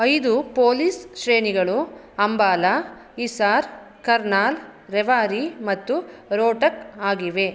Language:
Kannada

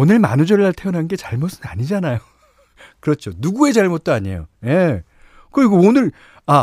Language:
Korean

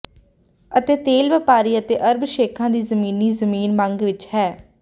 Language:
Punjabi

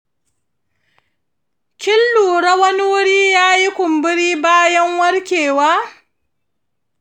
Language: Hausa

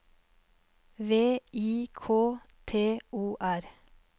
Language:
Norwegian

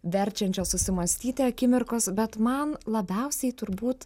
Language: Lithuanian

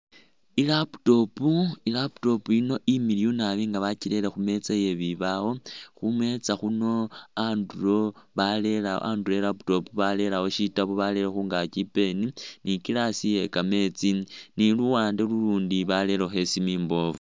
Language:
Masaaba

